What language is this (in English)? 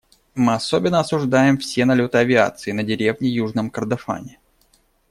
Russian